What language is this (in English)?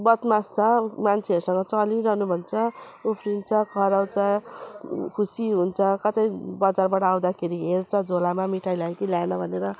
Nepali